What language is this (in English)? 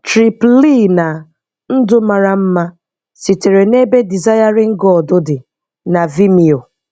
Igbo